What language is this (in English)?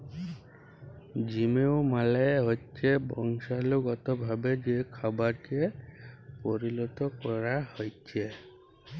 Bangla